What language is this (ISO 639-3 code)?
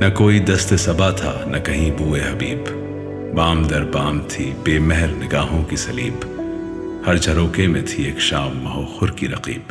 urd